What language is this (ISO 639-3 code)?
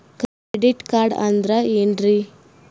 kan